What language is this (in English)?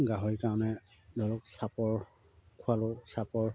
Assamese